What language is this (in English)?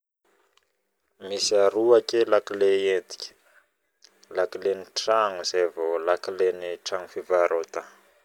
Northern Betsimisaraka Malagasy